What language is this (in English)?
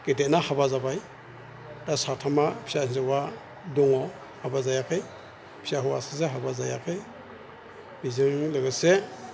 Bodo